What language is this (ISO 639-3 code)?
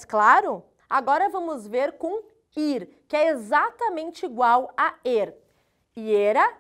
por